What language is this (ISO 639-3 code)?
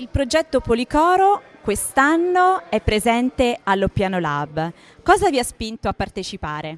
ita